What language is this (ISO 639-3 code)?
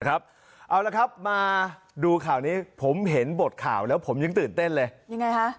tha